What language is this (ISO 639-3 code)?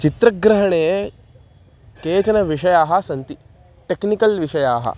san